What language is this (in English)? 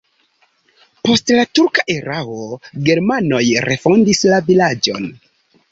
Esperanto